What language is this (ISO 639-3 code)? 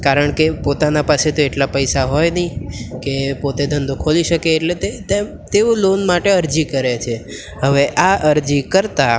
guj